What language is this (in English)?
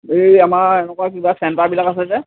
Assamese